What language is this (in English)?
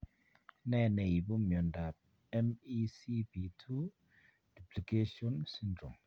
Kalenjin